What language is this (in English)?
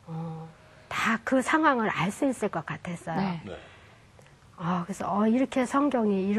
Korean